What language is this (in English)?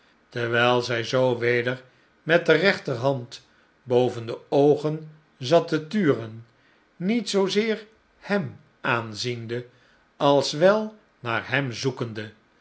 Dutch